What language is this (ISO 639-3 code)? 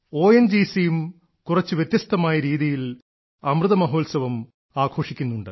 mal